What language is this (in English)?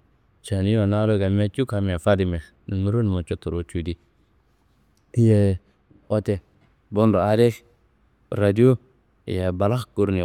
Kanembu